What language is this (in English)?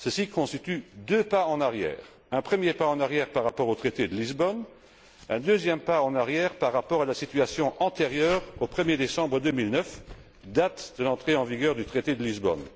French